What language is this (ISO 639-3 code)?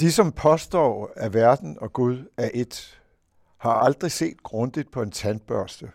dan